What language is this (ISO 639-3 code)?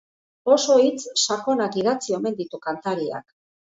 eus